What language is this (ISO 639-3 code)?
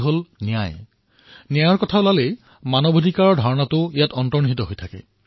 asm